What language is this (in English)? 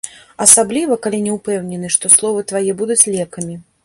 Belarusian